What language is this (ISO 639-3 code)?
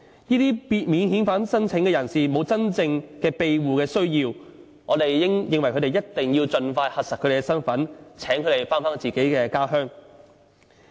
yue